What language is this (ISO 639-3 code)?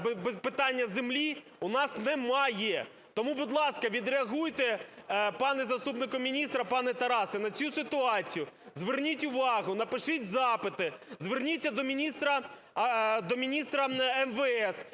ukr